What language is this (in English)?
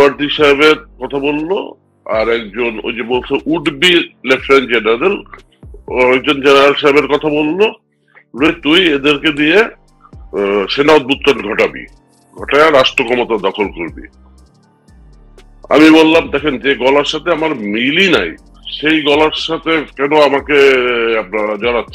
Romanian